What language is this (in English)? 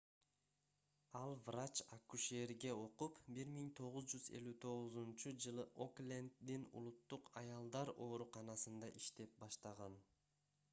Kyrgyz